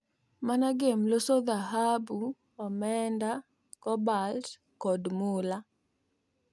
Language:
Luo (Kenya and Tanzania)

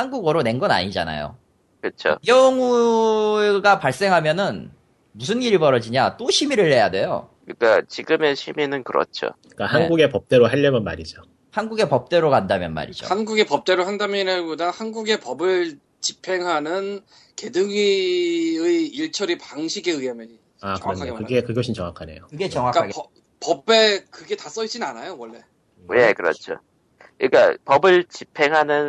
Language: Korean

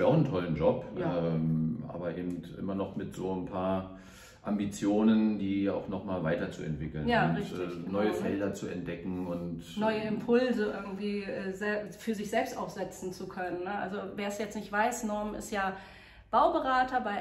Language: German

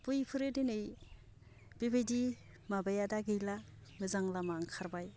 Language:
Bodo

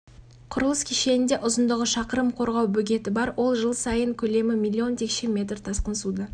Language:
Kazakh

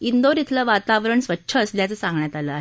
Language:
Marathi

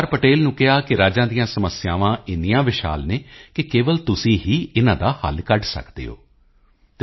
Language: Punjabi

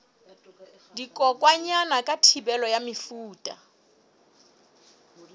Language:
Southern Sotho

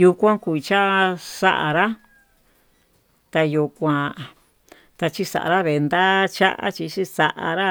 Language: Tututepec Mixtec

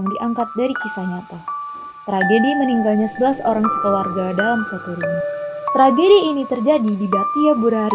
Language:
Indonesian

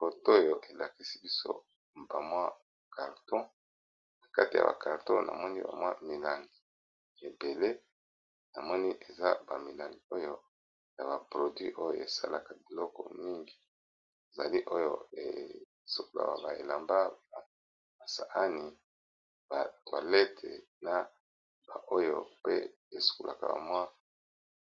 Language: Lingala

